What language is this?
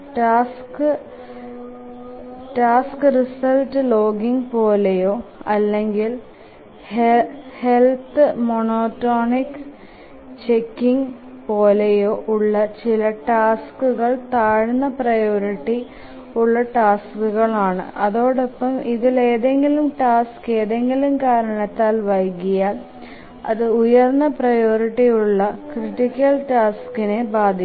Malayalam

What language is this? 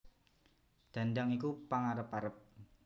Javanese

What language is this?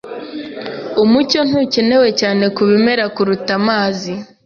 Kinyarwanda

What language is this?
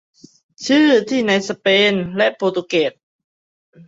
Thai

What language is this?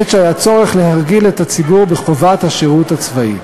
Hebrew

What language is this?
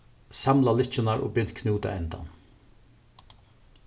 Faroese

